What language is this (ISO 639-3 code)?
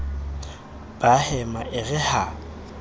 sot